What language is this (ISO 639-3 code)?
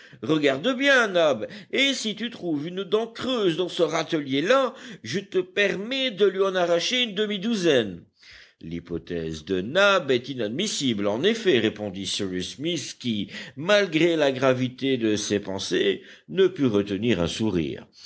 fra